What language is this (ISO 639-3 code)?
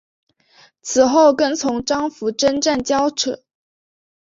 zho